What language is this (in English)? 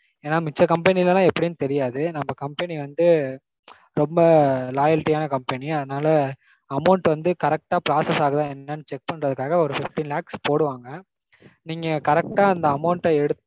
Tamil